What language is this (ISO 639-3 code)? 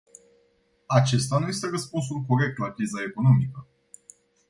ron